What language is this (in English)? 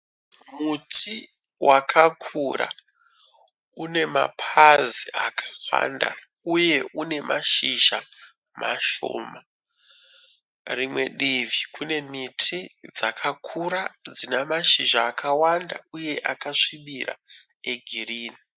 Shona